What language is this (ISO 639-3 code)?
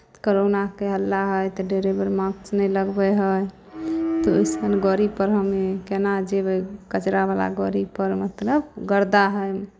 mai